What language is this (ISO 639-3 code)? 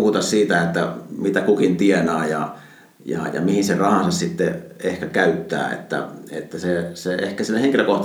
fin